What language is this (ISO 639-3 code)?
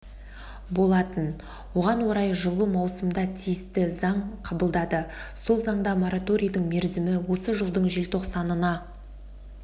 kaz